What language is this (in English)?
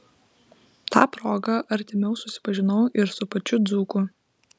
Lithuanian